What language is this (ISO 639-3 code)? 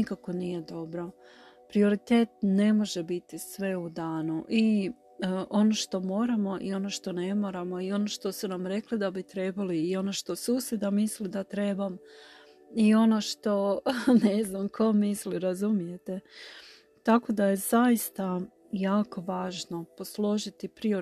hrv